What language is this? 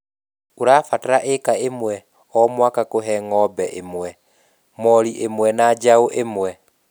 Kikuyu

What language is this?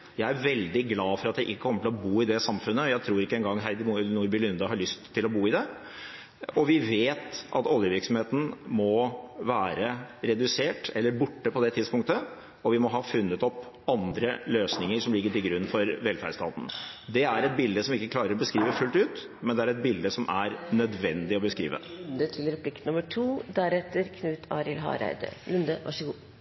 Norwegian Bokmål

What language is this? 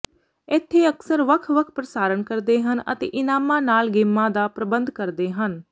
Punjabi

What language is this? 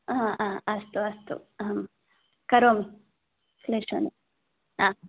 Sanskrit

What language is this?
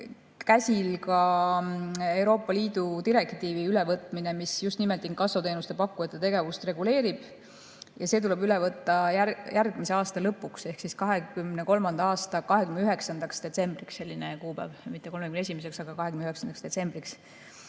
Estonian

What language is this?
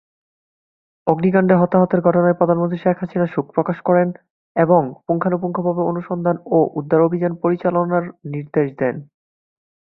Bangla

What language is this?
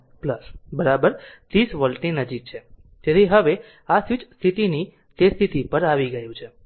Gujarati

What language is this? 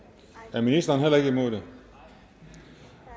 Danish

